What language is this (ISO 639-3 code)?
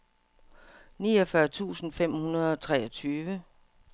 dan